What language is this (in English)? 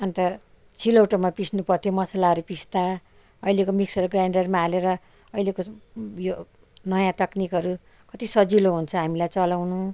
Nepali